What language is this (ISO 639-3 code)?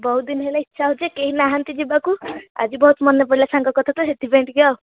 ori